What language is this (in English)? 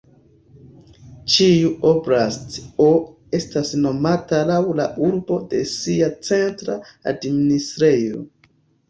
Esperanto